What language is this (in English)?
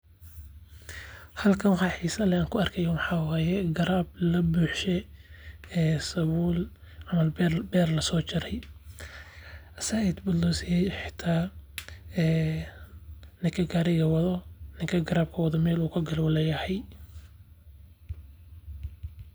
Somali